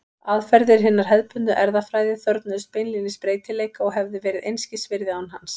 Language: Icelandic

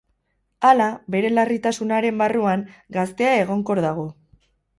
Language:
Basque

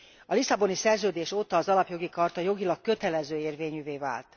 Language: Hungarian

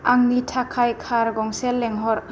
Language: Bodo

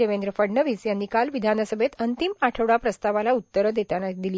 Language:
Marathi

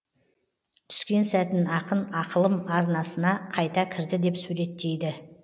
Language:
Kazakh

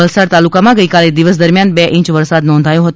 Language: Gujarati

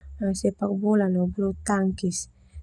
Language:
Termanu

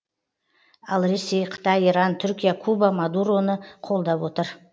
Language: Kazakh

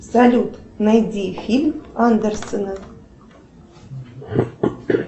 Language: Russian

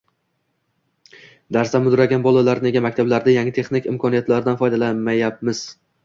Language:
Uzbek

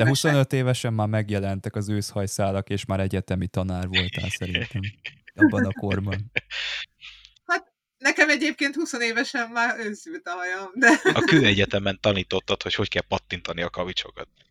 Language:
Hungarian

